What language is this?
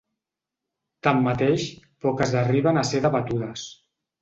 Catalan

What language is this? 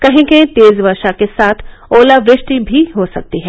Hindi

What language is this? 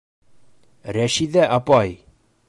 Bashkir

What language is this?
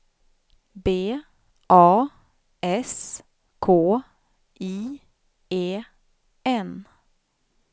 Swedish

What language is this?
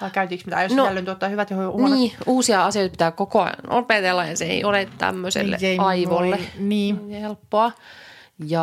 Finnish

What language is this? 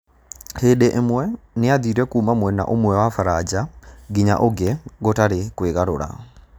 Kikuyu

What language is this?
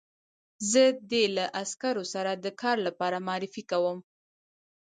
Pashto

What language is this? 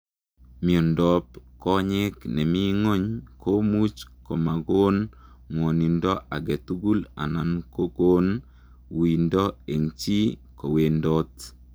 Kalenjin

